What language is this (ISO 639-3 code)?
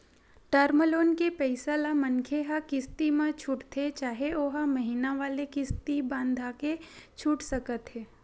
hne